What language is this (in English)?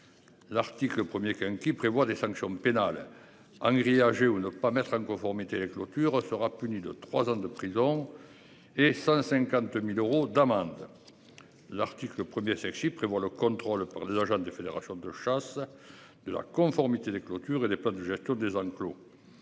French